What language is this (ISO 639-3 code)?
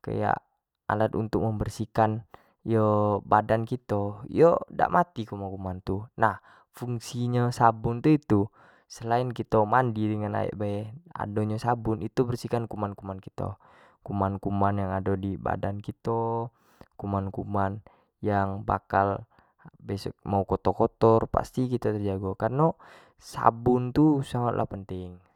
jax